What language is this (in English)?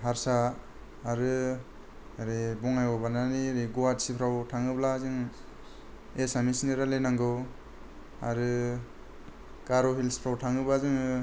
Bodo